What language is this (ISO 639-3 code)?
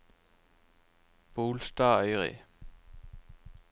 nor